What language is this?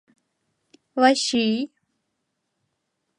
Mari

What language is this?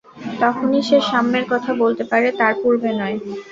Bangla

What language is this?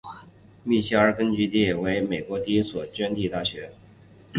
Chinese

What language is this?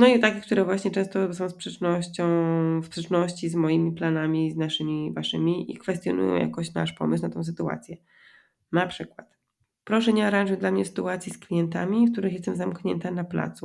Polish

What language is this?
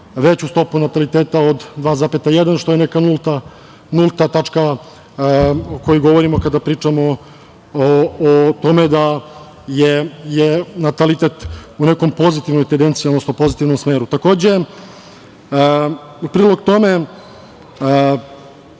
Serbian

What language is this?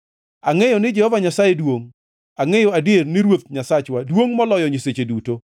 Luo (Kenya and Tanzania)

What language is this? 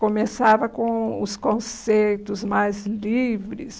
Portuguese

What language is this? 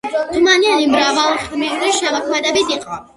Georgian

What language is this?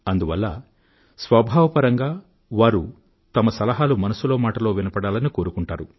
Telugu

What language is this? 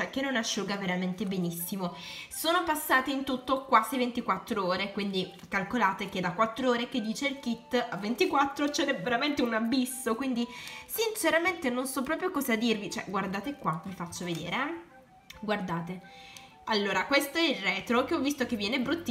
Italian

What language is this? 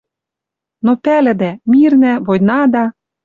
Western Mari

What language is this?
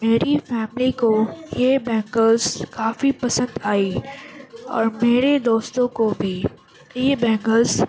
Urdu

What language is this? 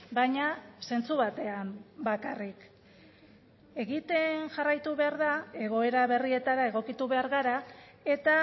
Basque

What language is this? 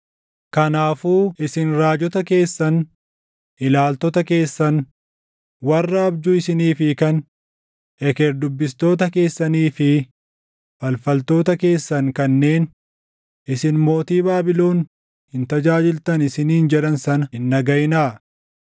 Oromo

